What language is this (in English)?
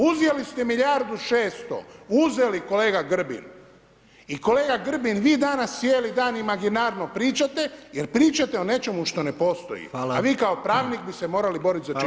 Croatian